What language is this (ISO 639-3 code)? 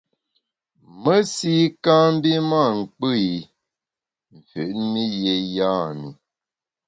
bax